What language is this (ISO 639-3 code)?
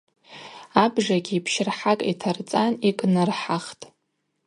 abq